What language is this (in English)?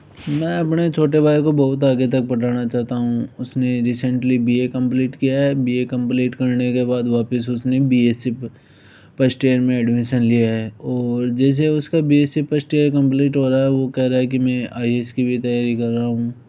Hindi